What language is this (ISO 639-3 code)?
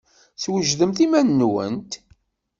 kab